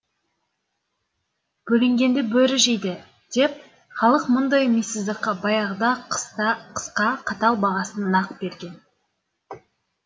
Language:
Kazakh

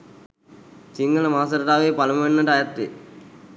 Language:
Sinhala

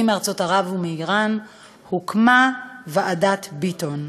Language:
Hebrew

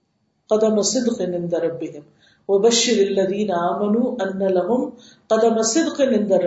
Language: Urdu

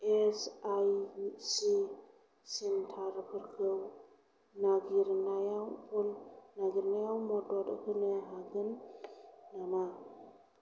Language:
Bodo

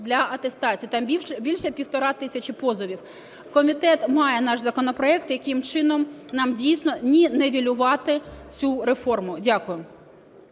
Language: Ukrainian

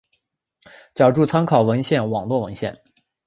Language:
Chinese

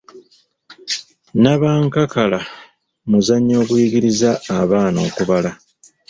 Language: Ganda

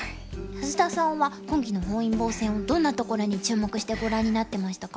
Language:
Japanese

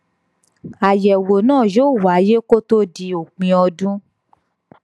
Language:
Yoruba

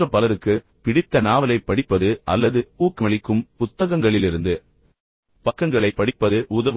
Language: Tamil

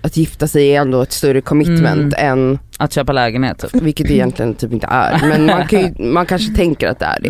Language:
Swedish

